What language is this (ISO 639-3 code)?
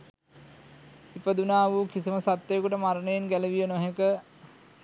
sin